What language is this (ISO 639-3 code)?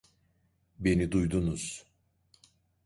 tur